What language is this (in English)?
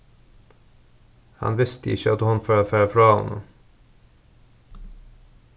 Faroese